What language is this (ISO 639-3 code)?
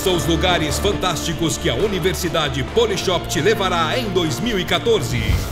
por